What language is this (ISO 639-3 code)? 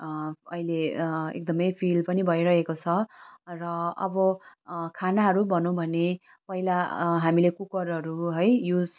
nep